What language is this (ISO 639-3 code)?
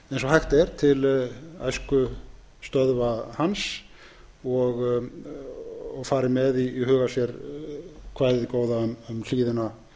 isl